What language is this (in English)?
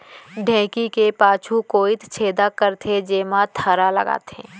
Chhattisgarhi